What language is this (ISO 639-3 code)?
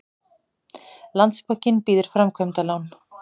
isl